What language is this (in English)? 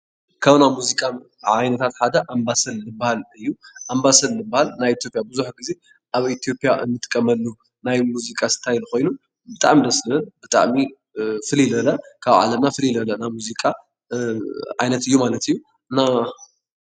Tigrinya